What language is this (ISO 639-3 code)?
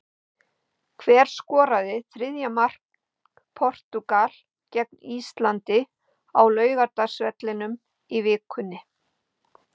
isl